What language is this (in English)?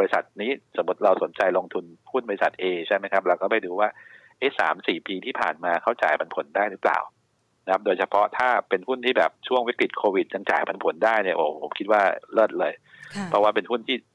Thai